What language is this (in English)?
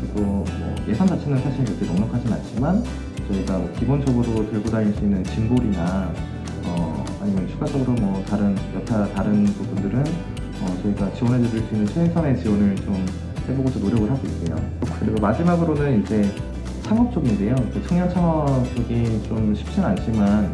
Korean